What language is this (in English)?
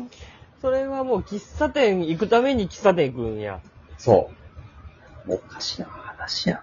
Japanese